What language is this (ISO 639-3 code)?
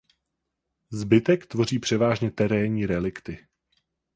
ces